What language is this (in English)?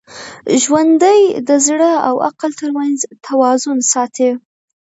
Pashto